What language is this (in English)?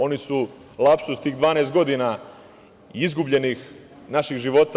Serbian